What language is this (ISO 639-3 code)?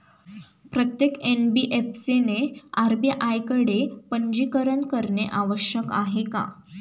mar